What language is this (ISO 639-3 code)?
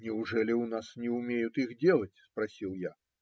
rus